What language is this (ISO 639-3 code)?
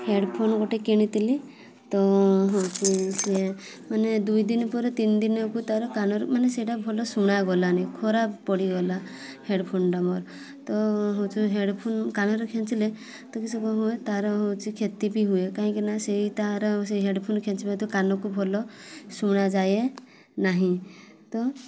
ori